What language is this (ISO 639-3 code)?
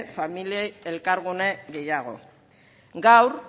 eus